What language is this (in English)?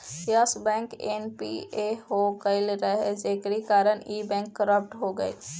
Bhojpuri